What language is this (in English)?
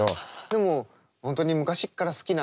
Japanese